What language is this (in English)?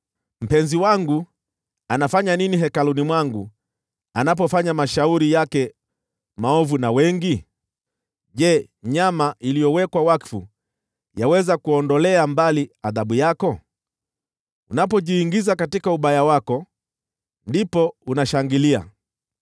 Swahili